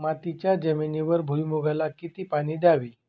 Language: Marathi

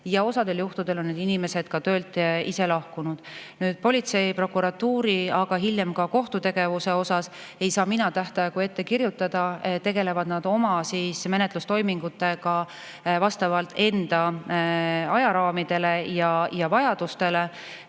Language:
Estonian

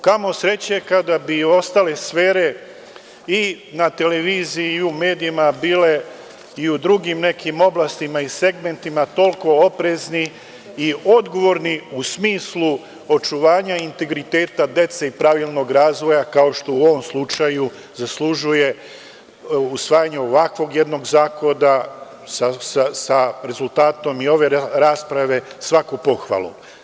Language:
Serbian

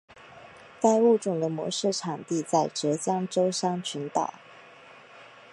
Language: Chinese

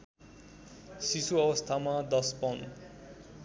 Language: Nepali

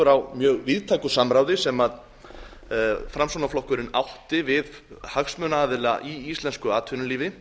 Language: Icelandic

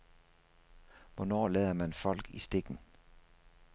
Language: Danish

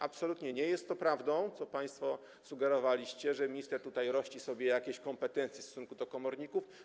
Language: Polish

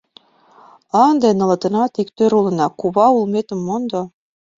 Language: Mari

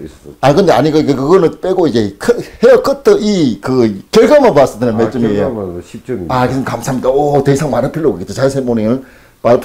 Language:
Korean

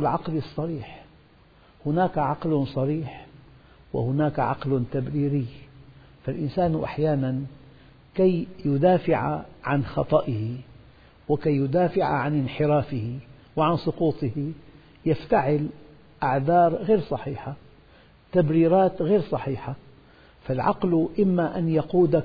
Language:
Arabic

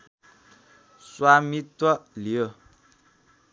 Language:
Nepali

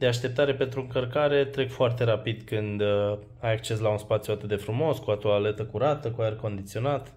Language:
Romanian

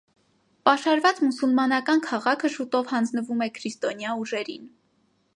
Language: Armenian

